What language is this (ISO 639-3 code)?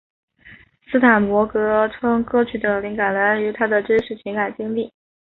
zho